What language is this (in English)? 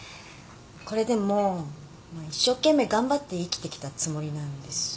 Japanese